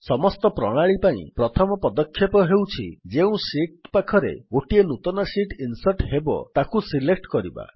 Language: Odia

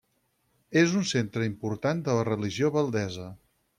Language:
Catalan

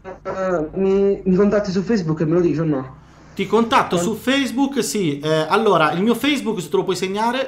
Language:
Italian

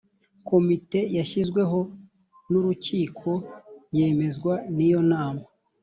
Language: Kinyarwanda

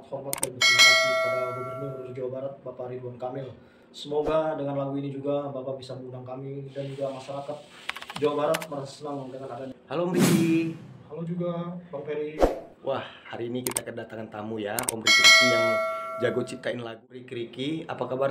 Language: Indonesian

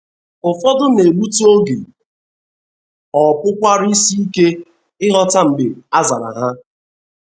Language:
Igbo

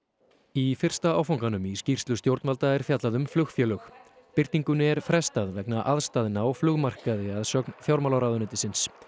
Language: Icelandic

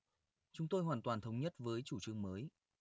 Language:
Vietnamese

